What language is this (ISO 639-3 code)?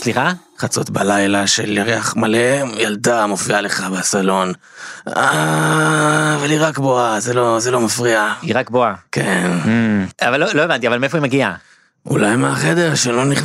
heb